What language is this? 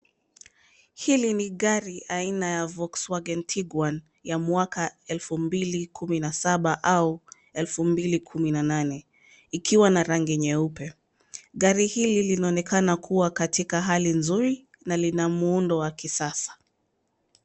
Swahili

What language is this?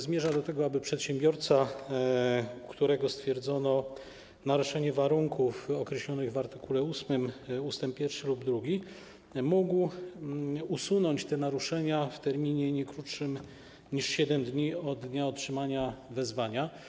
Polish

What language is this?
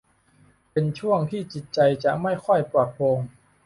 Thai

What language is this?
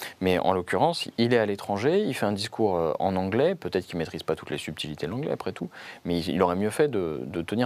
French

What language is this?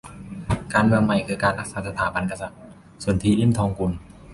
Thai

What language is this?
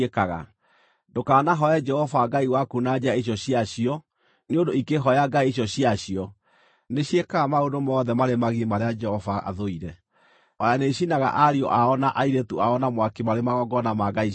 Kikuyu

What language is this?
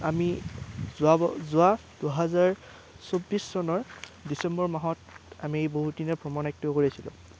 Assamese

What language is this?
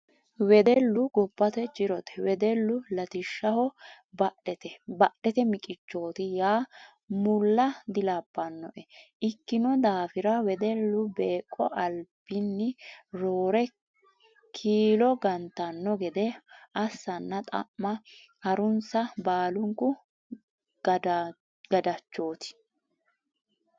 Sidamo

